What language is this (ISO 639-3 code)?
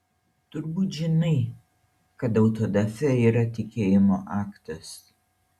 lit